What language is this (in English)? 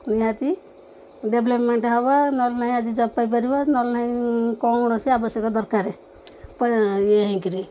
Odia